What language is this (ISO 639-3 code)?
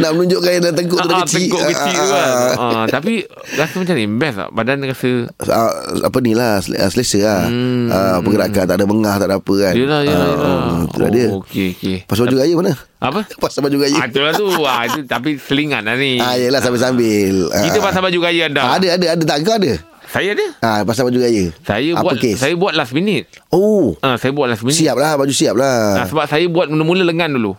msa